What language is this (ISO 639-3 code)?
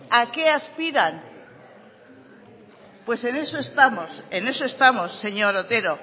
spa